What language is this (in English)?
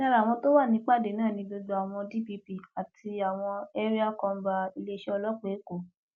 Yoruba